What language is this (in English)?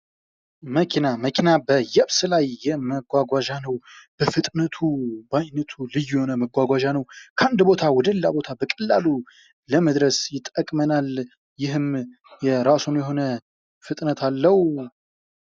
Amharic